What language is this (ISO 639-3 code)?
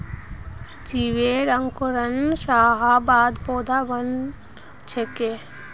mag